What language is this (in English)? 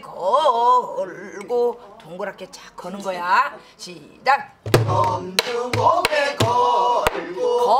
Korean